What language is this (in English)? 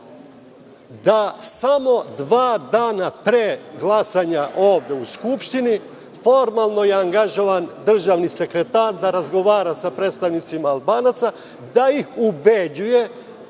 Serbian